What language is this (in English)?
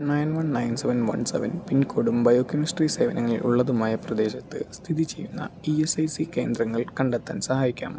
Malayalam